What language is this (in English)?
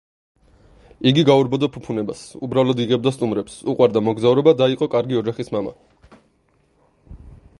Georgian